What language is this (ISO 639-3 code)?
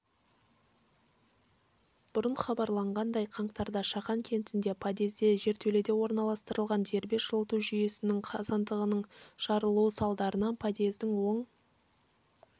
kaz